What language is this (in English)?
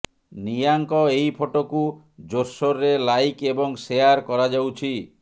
Odia